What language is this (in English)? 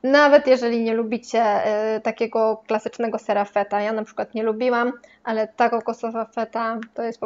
Polish